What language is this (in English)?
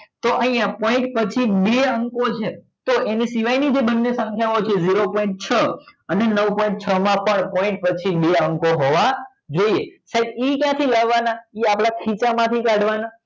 Gujarati